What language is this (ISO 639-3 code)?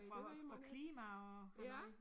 dan